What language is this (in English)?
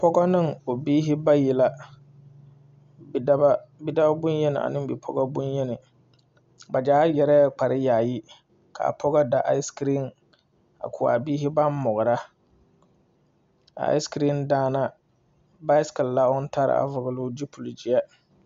Southern Dagaare